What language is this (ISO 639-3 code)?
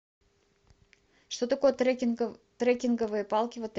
rus